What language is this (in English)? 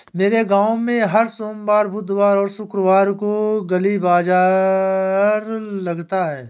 Hindi